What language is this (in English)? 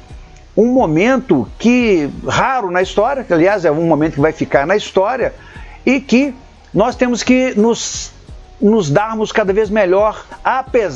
Portuguese